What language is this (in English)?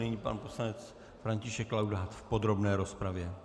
Czech